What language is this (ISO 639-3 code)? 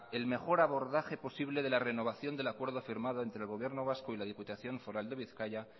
spa